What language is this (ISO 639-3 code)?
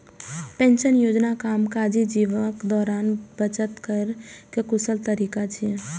mai